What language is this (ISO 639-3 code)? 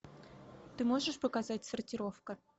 rus